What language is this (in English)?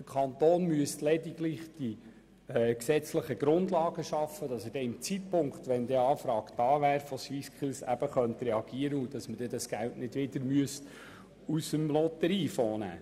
Swiss German